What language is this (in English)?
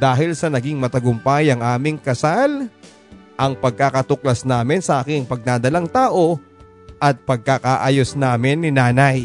Filipino